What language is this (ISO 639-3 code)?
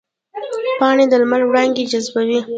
pus